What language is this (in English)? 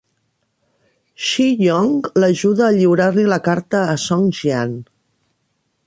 Catalan